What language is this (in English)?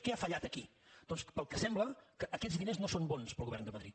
Catalan